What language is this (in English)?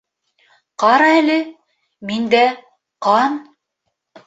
Bashkir